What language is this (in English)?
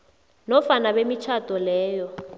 South Ndebele